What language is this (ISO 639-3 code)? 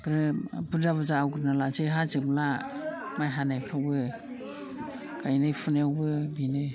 brx